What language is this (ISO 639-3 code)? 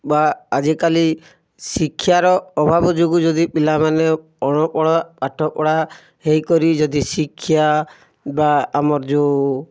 ori